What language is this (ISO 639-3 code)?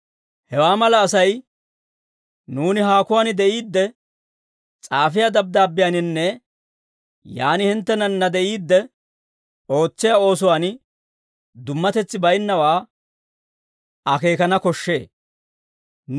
dwr